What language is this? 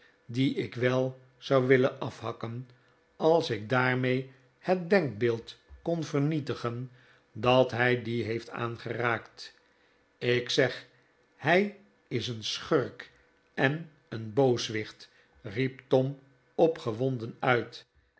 Dutch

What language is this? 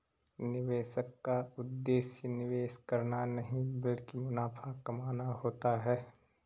Hindi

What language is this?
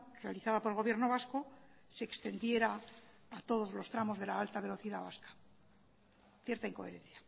Spanish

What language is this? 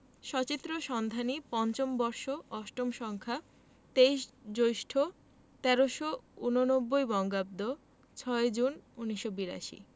Bangla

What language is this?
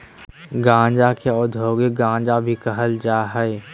Magahi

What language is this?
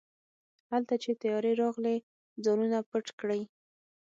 Pashto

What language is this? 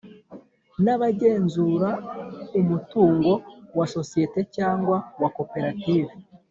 Kinyarwanda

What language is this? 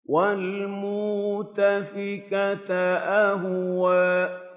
Arabic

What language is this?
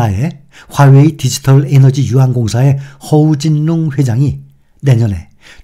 Korean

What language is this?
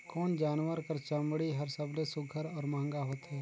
Chhattisgarhi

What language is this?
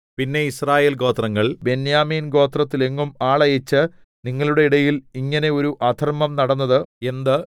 Malayalam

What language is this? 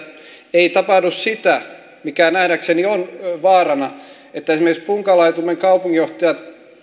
Finnish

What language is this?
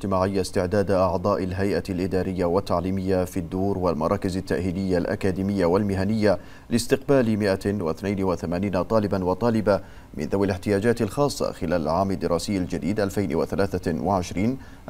Arabic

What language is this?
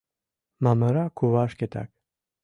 Mari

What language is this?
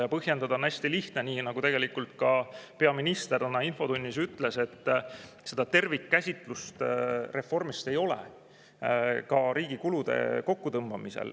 Estonian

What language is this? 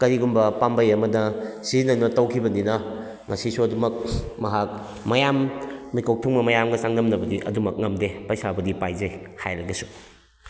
Manipuri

